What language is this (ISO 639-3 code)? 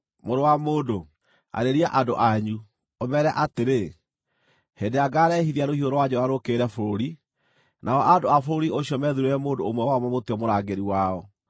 kik